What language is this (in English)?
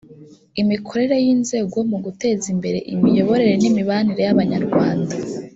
Kinyarwanda